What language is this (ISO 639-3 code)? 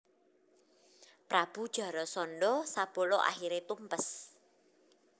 jav